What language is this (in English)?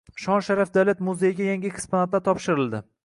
Uzbek